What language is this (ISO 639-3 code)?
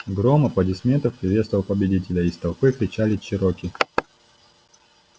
rus